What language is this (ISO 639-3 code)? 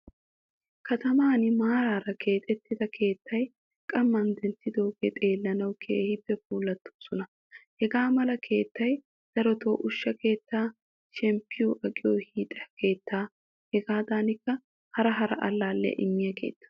wal